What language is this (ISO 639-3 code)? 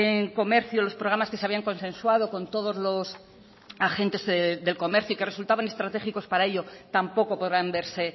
spa